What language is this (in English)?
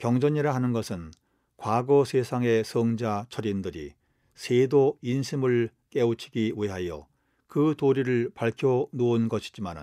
Korean